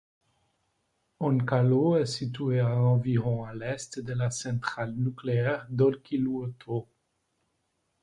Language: French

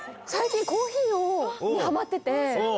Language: Japanese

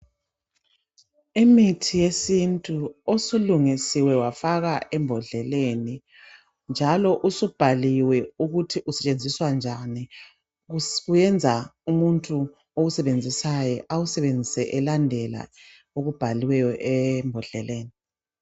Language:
North Ndebele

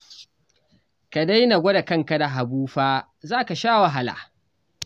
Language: Hausa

